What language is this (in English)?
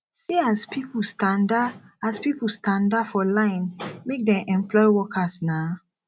Nigerian Pidgin